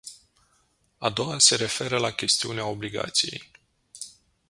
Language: Romanian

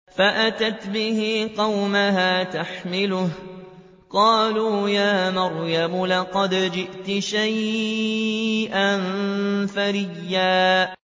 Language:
Arabic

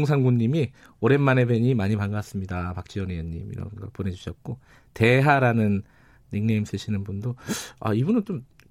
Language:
Korean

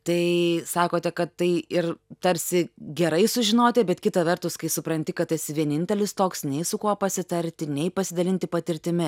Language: Lithuanian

